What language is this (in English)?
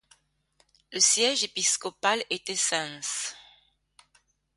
French